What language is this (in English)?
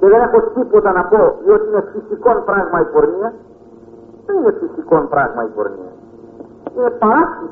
Greek